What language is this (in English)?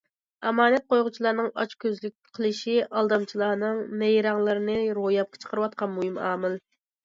Uyghur